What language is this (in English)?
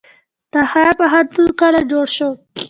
Pashto